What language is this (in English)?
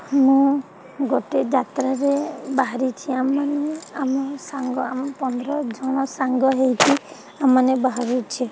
Odia